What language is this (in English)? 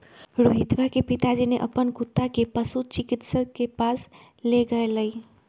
Magahi